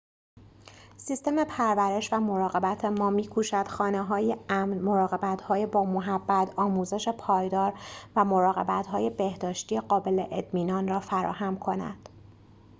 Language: Persian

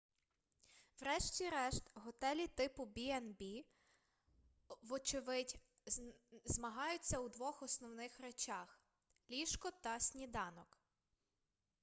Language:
Ukrainian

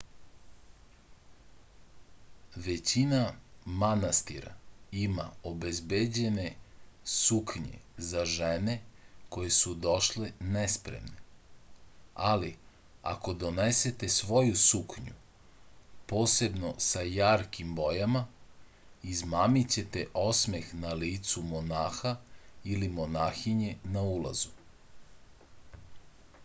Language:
Serbian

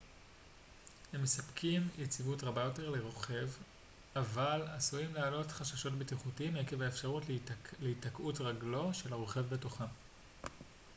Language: Hebrew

